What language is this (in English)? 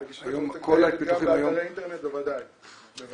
Hebrew